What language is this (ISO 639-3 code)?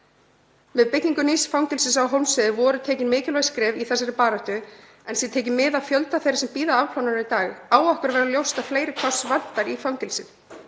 isl